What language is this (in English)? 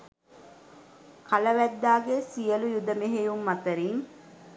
Sinhala